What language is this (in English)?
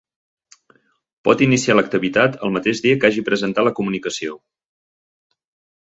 Catalan